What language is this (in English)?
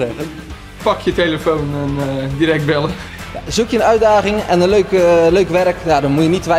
Dutch